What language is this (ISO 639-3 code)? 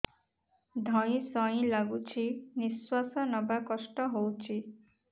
ori